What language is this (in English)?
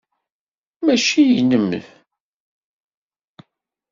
Kabyle